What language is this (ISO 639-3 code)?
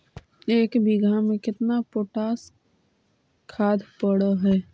mag